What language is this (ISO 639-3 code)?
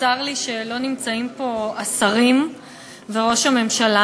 heb